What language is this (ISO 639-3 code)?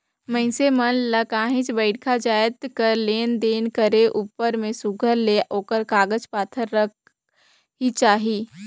hne